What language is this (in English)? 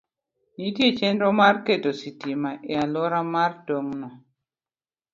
Luo (Kenya and Tanzania)